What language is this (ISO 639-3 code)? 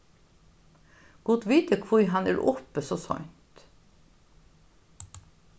fao